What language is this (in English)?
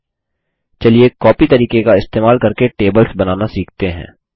Hindi